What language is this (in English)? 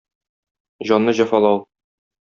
Tatar